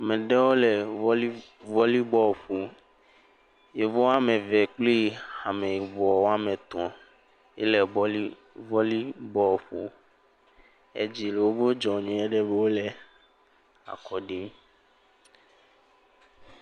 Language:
Ewe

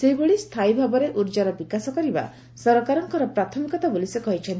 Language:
Odia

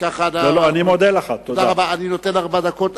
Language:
Hebrew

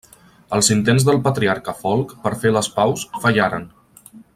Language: Catalan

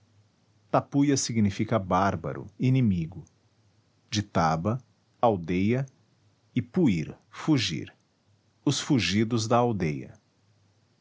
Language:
Portuguese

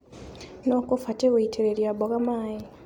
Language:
Kikuyu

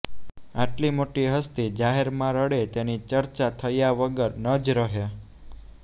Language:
Gujarati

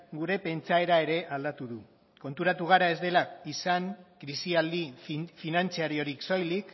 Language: Basque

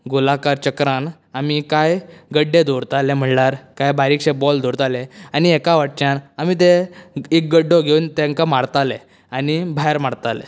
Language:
Konkani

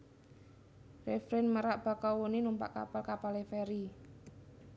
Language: Javanese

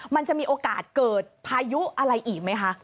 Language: Thai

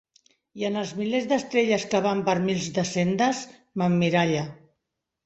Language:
Catalan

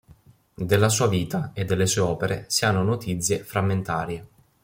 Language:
Italian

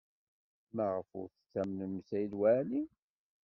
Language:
Kabyle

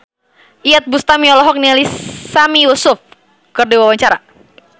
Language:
Sundanese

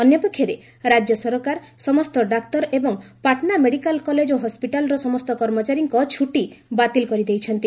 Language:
Odia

